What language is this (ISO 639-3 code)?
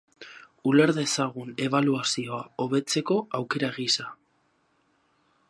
eus